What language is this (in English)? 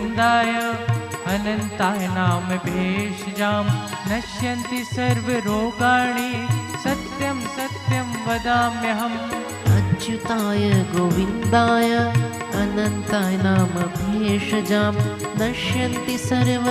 Hindi